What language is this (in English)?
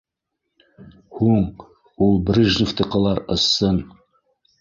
Bashkir